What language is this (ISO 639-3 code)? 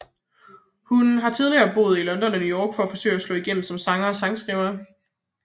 dan